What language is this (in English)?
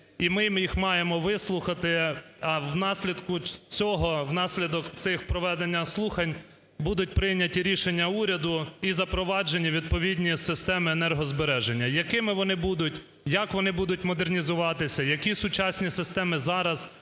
Ukrainian